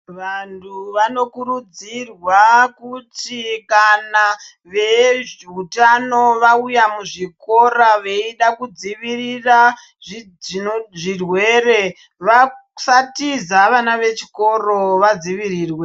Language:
Ndau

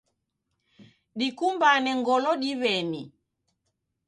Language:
Taita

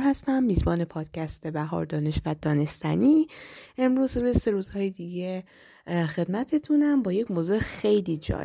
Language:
Persian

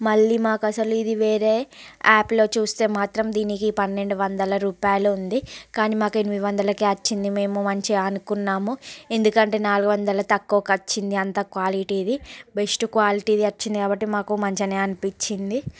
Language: Telugu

